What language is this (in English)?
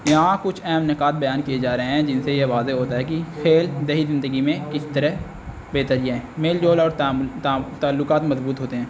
Urdu